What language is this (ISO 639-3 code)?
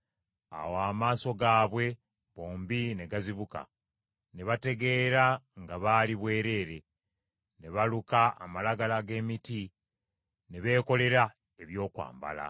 lug